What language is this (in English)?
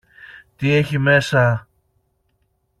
Greek